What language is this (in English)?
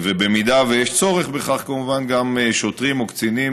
Hebrew